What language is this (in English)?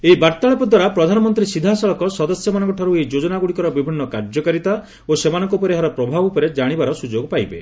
Odia